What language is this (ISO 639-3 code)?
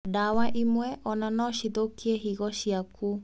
kik